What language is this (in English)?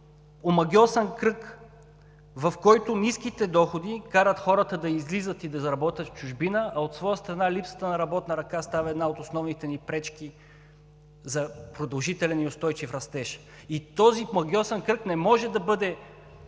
Bulgarian